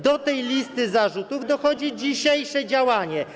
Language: Polish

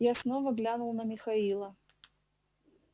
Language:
Russian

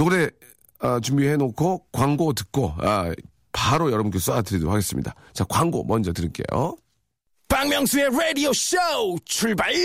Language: Korean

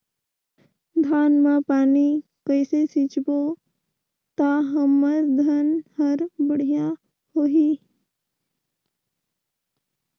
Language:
Chhattisgarhi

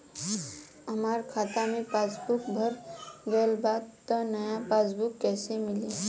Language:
Bhojpuri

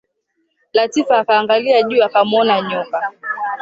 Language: Swahili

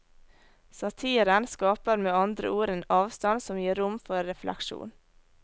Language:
Norwegian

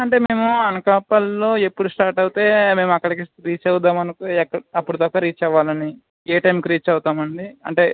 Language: Telugu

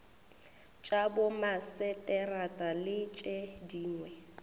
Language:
Northern Sotho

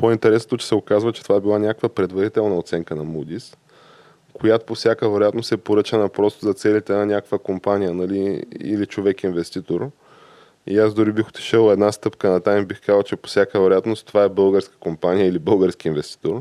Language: Bulgarian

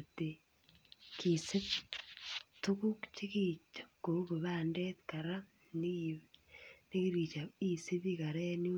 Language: Kalenjin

